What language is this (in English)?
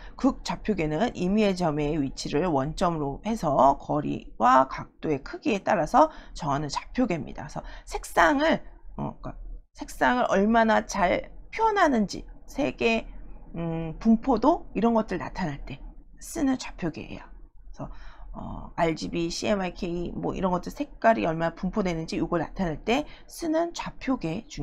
Korean